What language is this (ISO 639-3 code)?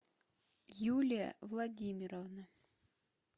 rus